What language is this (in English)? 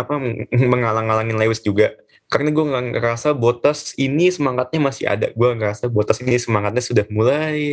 Indonesian